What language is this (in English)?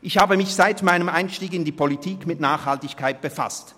Swiss German